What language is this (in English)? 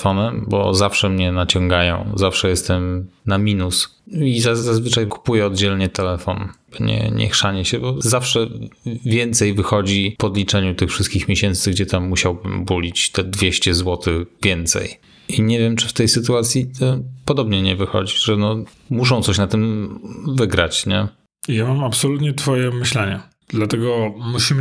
Polish